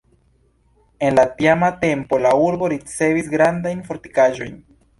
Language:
Esperanto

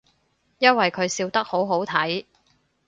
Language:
Cantonese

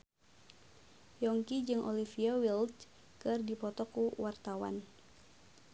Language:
Sundanese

